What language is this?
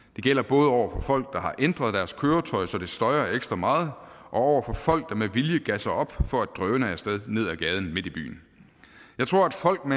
Danish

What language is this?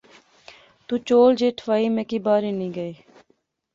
Pahari-Potwari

